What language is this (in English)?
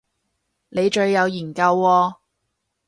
Cantonese